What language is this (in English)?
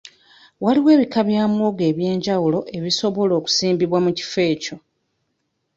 Ganda